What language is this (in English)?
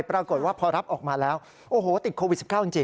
Thai